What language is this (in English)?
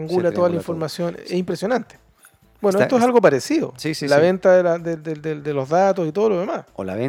Spanish